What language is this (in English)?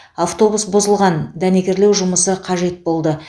Kazakh